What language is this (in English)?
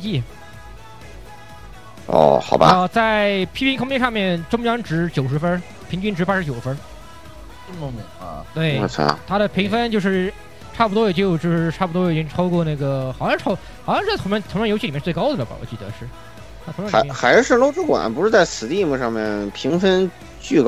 Chinese